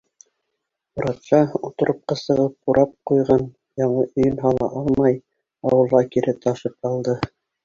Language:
Bashkir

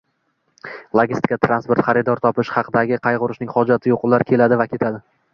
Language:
Uzbek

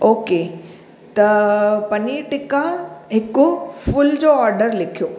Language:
Sindhi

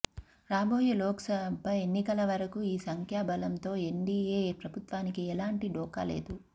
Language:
Telugu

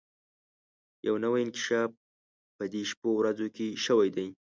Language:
Pashto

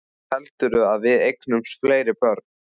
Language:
Icelandic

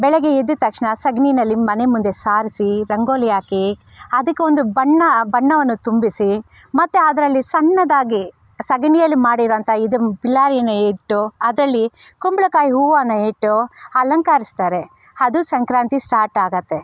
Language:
Kannada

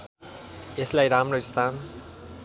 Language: Nepali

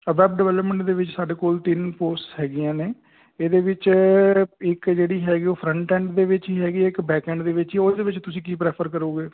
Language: Punjabi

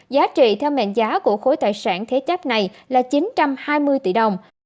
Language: Vietnamese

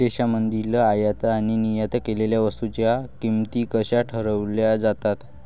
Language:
Marathi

